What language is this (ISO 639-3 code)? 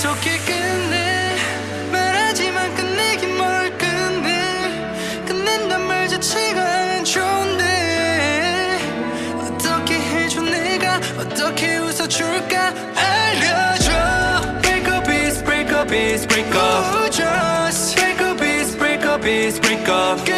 kor